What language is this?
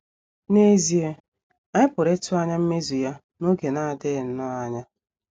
Igbo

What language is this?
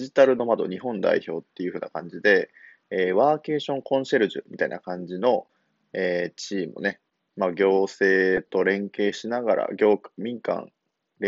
Japanese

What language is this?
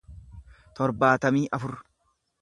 Oromo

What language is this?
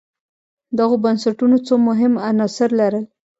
Pashto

